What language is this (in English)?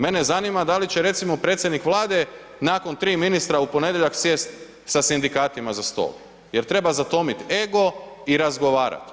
Croatian